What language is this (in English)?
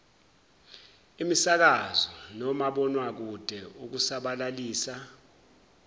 Zulu